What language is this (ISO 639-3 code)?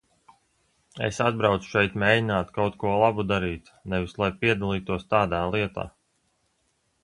lav